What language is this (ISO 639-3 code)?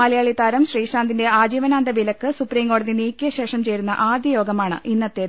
mal